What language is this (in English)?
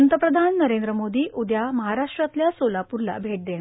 Marathi